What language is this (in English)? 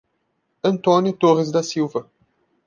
Portuguese